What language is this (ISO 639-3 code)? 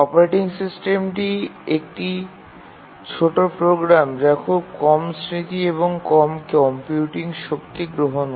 ben